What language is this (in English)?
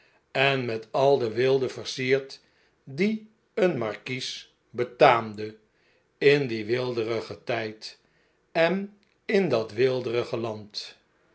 Dutch